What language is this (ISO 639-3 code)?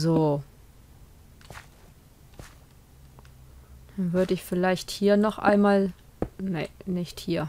deu